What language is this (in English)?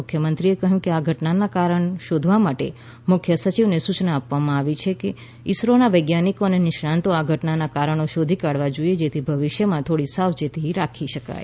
Gujarati